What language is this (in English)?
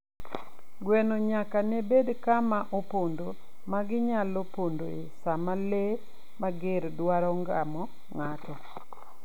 Luo (Kenya and Tanzania)